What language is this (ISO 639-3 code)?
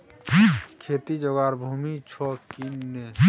mai